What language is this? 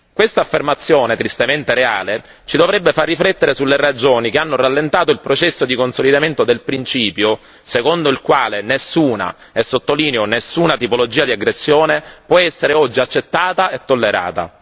Italian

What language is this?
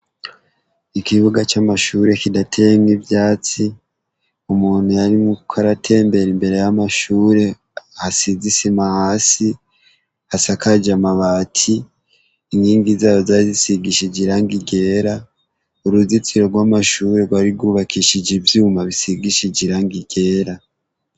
Rundi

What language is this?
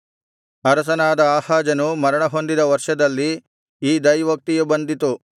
Kannada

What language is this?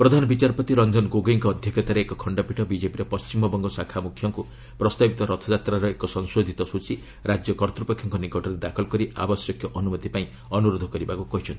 Odia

